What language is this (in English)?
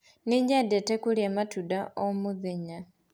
Kikuyu